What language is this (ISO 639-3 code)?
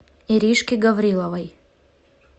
rus